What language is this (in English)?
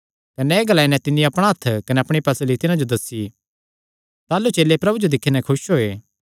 Kangri